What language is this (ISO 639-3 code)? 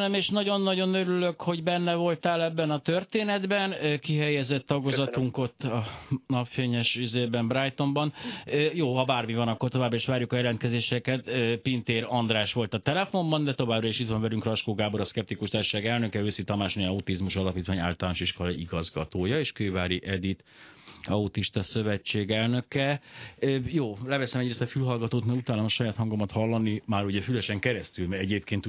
hun